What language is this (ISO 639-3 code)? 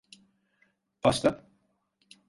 tur